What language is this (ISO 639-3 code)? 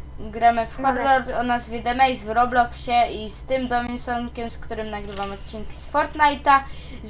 pol